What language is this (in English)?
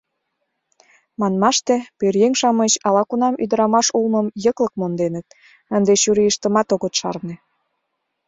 Mari